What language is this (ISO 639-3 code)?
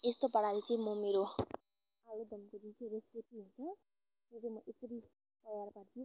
nep